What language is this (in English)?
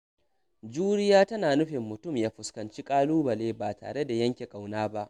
Hausa